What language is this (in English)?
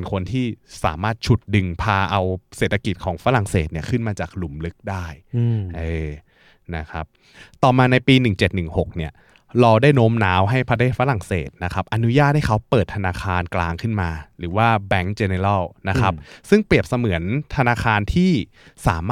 Thai